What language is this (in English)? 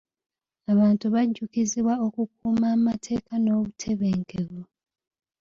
Ganda